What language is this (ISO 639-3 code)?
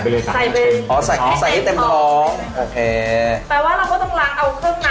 tha